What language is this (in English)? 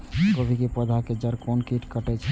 Maithili